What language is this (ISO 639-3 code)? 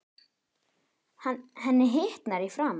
isl